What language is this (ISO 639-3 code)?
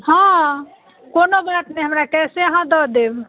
mai